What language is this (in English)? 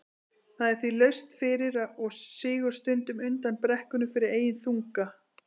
Icelandic